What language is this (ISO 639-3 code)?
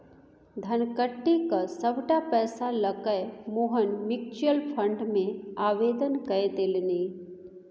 mai